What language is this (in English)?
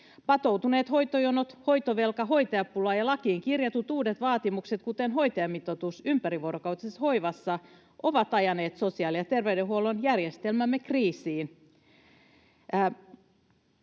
Finnish